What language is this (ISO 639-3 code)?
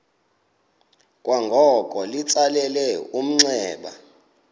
xho